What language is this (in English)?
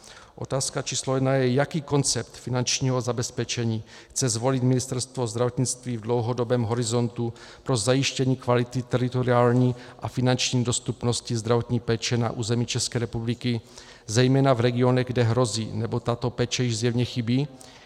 Czech